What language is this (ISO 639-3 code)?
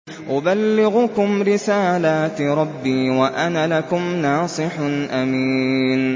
ara